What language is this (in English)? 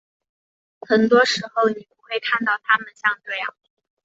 Chinese